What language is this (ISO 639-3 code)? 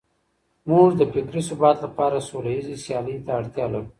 pus